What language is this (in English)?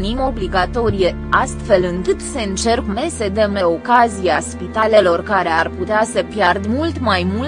Romanian